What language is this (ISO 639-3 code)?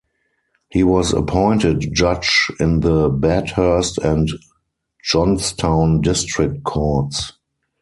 eng